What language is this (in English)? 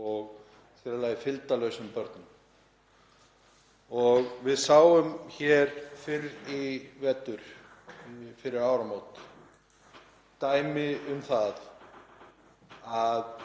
Icelandic